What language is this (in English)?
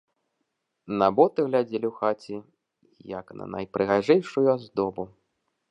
Belarusian